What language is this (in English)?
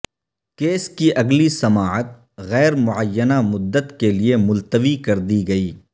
Urdu